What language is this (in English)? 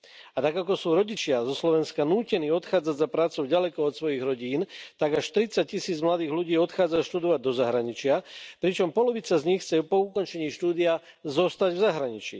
Slovak